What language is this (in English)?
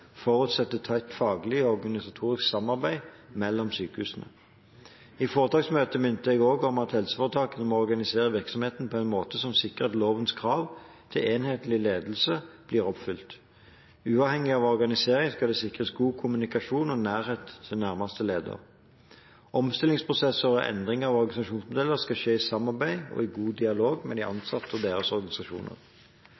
Norwegian Bokmål